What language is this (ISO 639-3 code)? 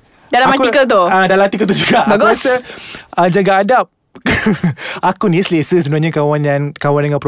msa